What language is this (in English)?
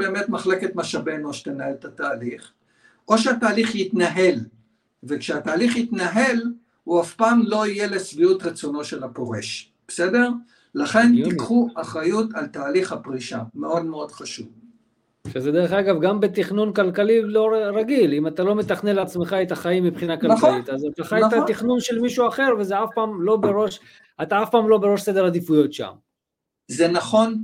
Hebrew